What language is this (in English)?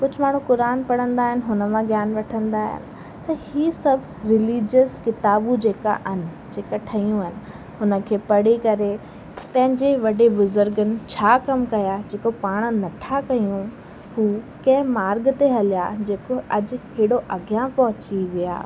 Sindhi